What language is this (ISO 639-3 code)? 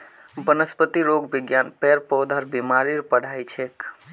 mag